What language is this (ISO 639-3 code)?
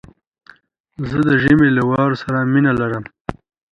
pus